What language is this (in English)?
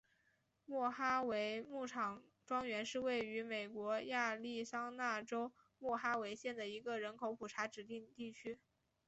Chinese